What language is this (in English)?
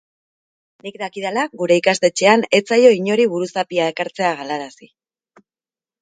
Basque